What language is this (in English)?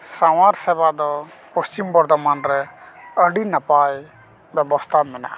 Santali